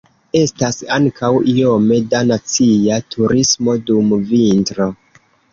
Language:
Esperanto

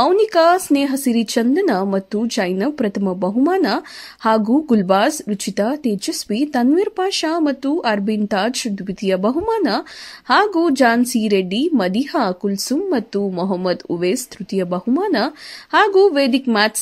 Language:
Kannada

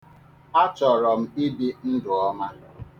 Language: Igbo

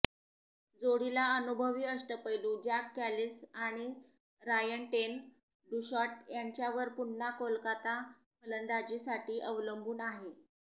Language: Marathi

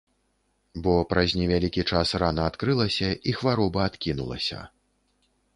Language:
Belarusian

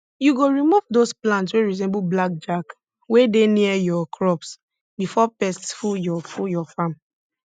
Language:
Nigerian Pidgin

